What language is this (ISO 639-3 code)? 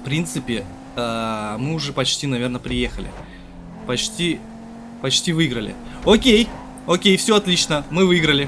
rus